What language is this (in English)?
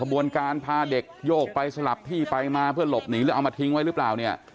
Thai